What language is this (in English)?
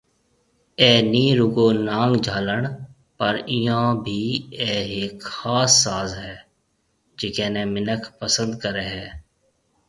Marwari (Pakistan)